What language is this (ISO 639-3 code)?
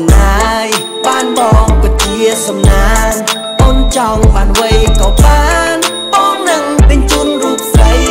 tha